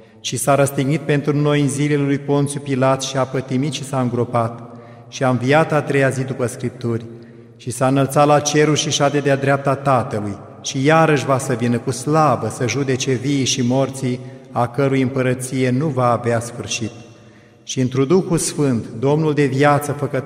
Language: Romanian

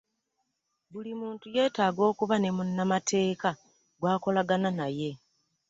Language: Ganda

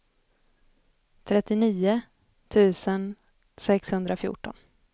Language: Swedish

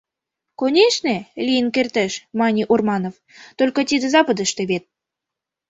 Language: Mari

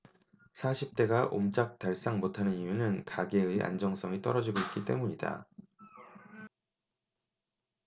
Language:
Korean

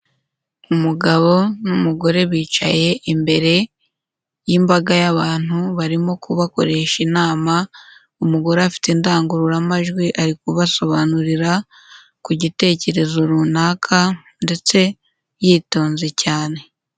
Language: Kinyarwanda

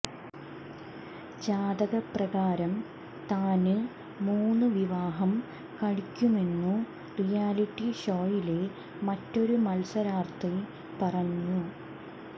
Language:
Malayalam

